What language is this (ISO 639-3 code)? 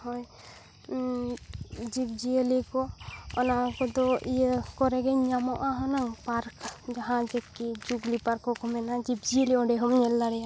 sat